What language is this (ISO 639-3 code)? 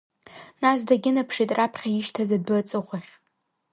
abk